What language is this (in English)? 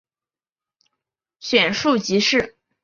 Chinese